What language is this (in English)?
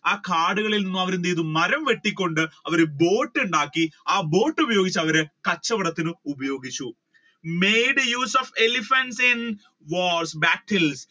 Malayalam